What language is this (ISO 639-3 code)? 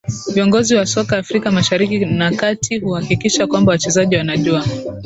swa